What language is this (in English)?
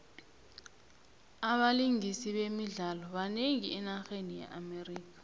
South Ndebele